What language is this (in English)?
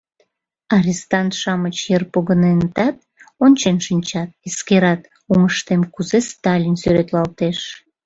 Mari